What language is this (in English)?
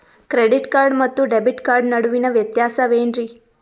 Kannada